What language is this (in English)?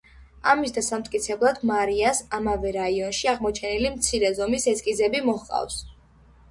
Georgian